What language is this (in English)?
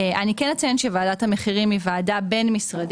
Hebrew